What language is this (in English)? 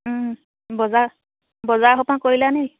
Assamese